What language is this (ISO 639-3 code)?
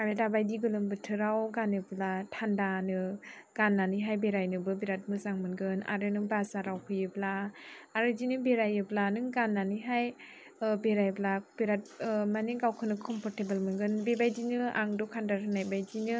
brx